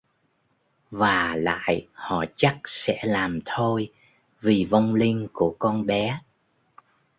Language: Vietnamese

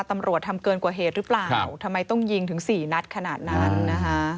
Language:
Thai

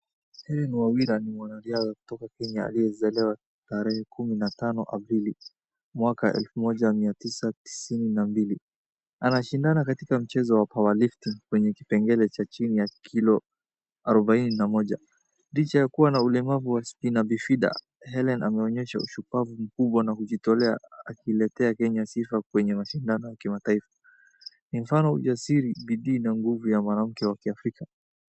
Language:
Swahili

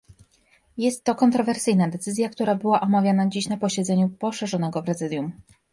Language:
Polish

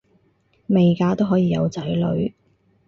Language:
Cantonese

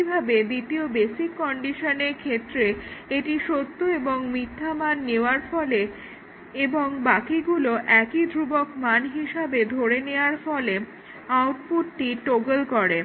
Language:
Bangla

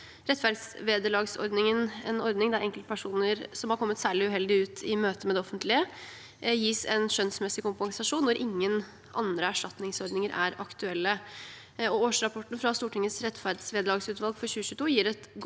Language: Norwegian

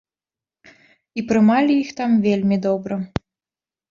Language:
Belarusian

